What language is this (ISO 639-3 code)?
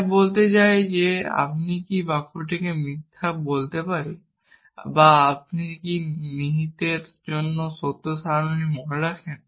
ben